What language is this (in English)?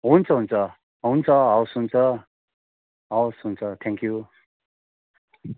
Nepali